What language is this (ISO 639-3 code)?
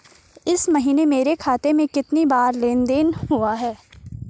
hin